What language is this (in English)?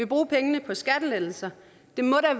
Danish